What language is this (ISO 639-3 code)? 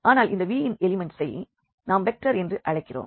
tam